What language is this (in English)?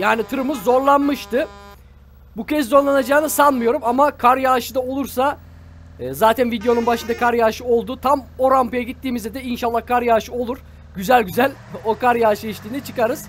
Turkish